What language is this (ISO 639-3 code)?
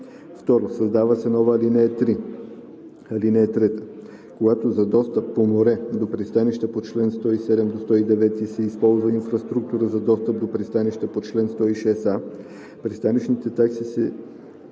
bul